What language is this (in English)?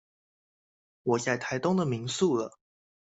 Chinese